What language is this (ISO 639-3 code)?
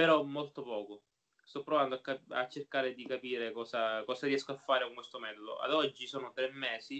ita